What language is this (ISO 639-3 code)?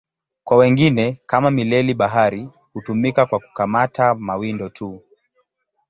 swa